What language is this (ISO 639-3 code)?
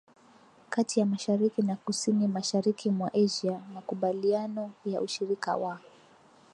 swa